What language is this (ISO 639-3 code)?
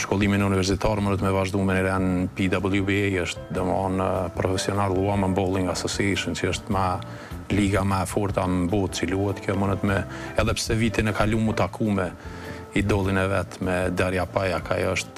ron